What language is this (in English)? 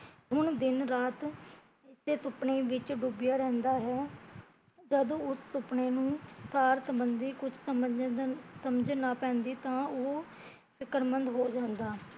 Punjabi